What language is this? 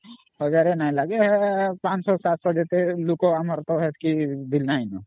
Odia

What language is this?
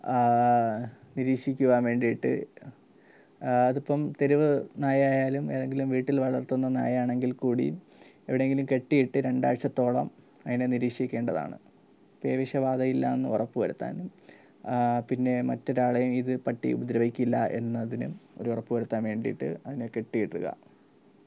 Malayalam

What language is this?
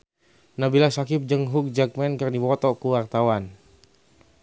Sundanese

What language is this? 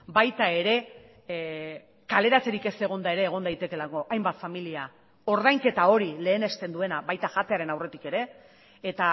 Basque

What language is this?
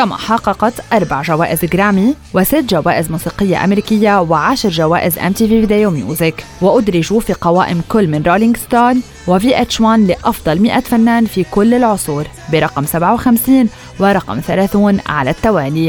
Arabic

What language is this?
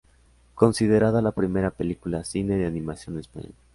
Spanish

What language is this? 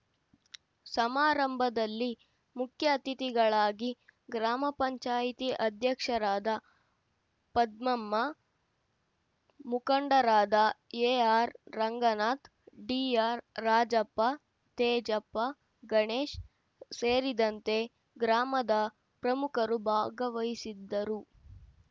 Kannada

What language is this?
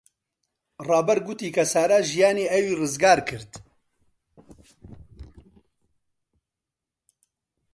Central Kurdish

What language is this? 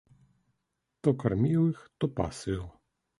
Belarusian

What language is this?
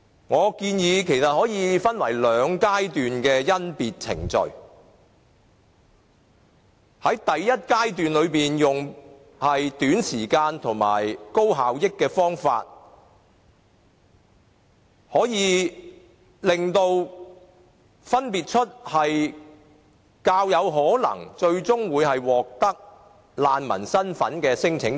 Cantonese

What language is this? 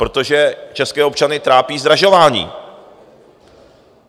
Czech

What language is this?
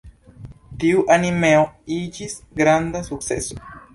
Esperanto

